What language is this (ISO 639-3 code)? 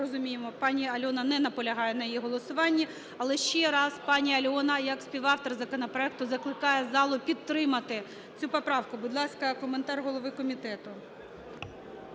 ukr